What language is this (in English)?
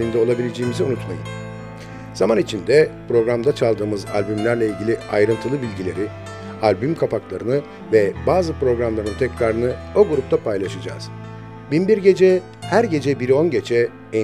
Turkish